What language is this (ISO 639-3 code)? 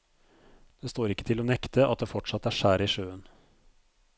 nor